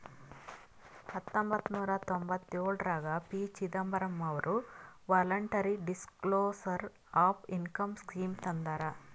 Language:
Kannada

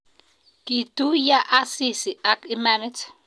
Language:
Kalenjin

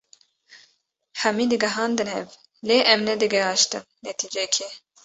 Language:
Kurdish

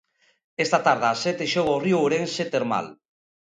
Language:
Galician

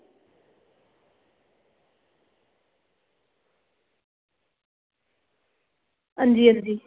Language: Dogri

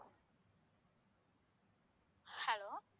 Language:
Tamil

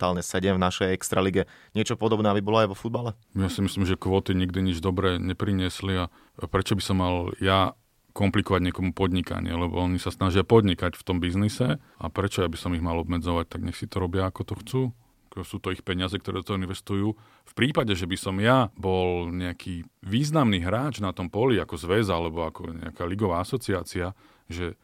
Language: Slovak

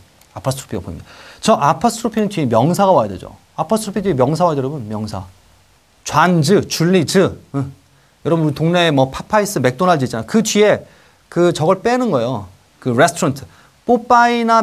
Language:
Korean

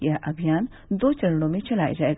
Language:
Hindi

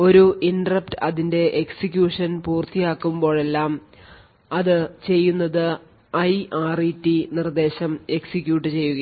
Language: Malayalam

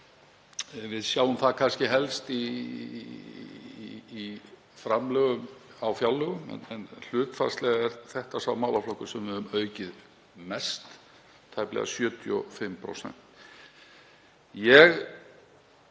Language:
Icelandic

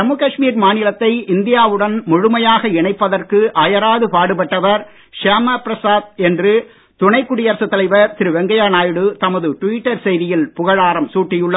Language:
Tamil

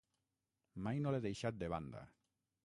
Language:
Catalan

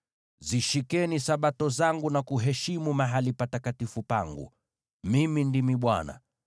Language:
Swahili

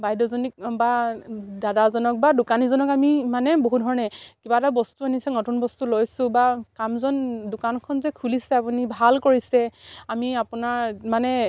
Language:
Assamese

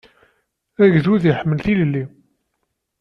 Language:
Kabyle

